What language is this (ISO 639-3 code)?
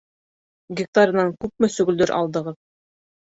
bak